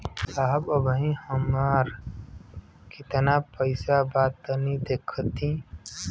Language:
Bhojpuri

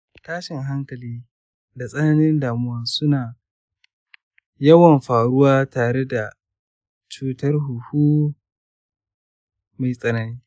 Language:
Hausa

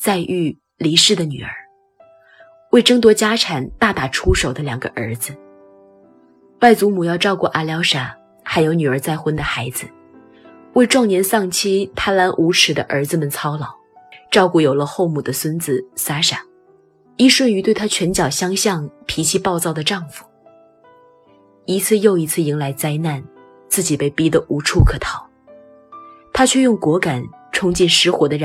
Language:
Chinese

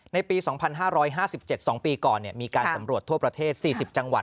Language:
Thai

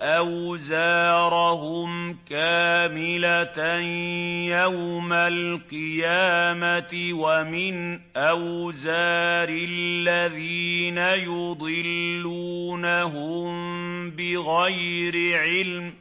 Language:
Arabic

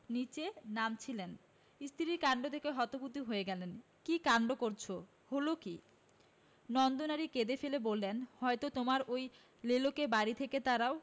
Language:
Bangla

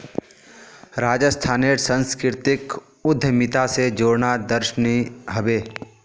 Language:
Magahi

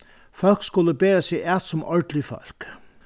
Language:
Faroese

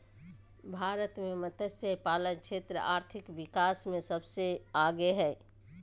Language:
Magahi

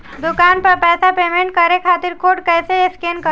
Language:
Bhojpuri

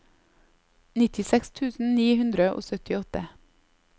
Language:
Norwegian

